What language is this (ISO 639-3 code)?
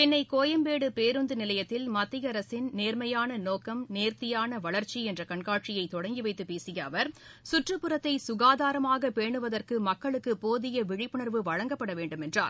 tam